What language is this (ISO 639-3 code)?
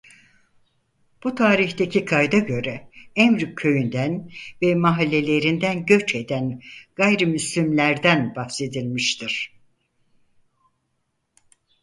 tur